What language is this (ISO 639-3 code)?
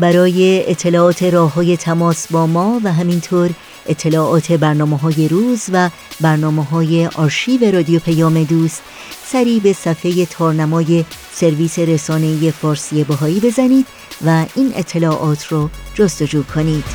fas